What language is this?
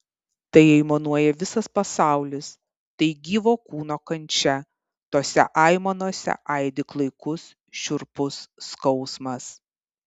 Lithuanian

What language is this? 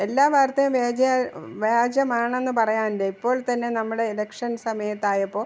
Malayalam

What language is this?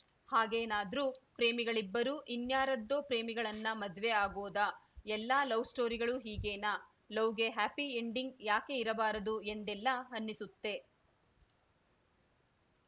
Kannada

